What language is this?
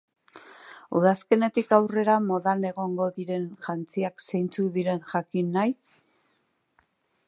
Basque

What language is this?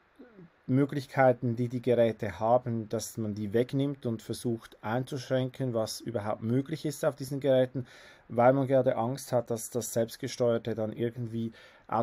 German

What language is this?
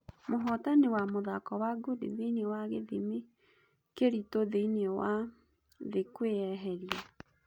Kikuyu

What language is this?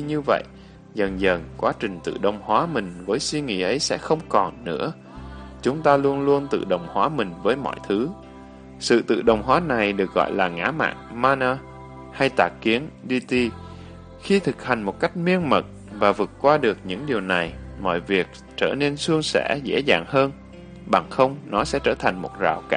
Vietnamese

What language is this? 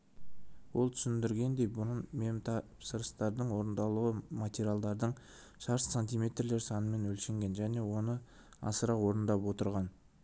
Kazakh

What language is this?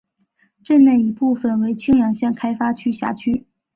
Chinese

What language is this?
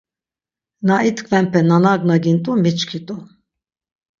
Laz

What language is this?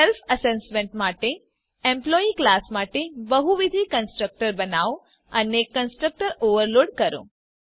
Gujarati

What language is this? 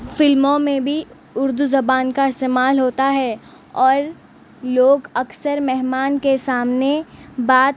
Urdu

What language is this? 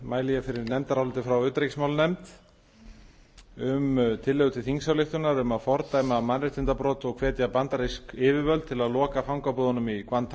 Icelandic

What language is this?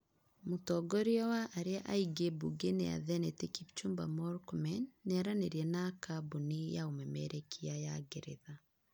Kikuyu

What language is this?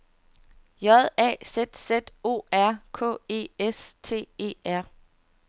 Danish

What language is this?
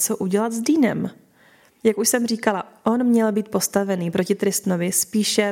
Czech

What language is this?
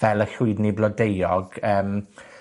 Welsh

